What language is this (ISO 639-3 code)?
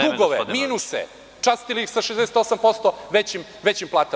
srp